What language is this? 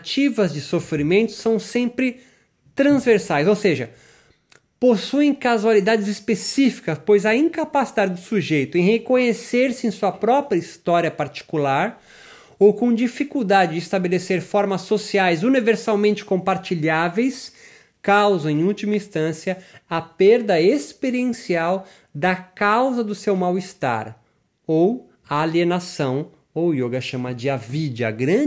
Portuguese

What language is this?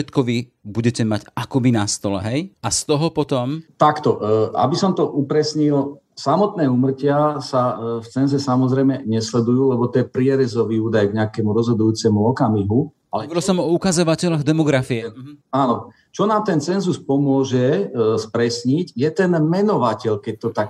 Slovak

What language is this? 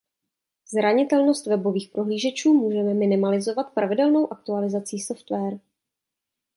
Czech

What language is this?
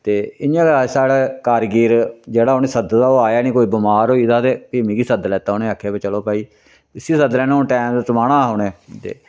Dogri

